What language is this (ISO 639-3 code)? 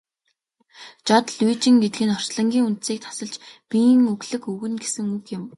mon